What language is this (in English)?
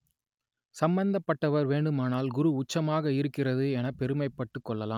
Tamil